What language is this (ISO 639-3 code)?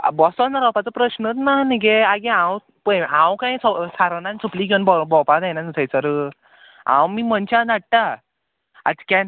kok